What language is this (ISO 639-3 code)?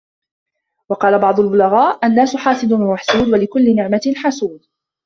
ara